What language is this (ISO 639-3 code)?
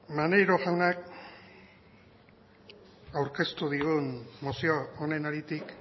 eus